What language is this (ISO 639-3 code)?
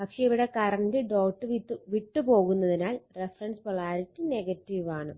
mal